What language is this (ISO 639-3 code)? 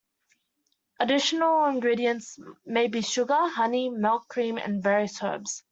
eng